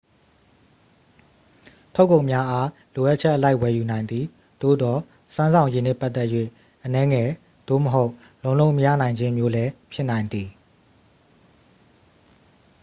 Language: Burmese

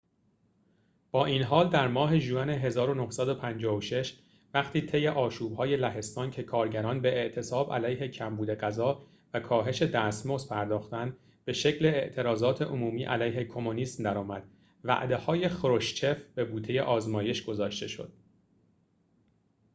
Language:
Persian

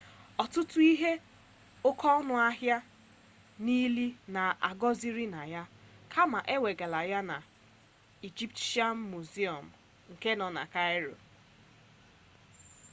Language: Igbo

